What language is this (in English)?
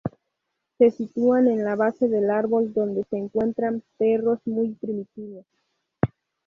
Spanish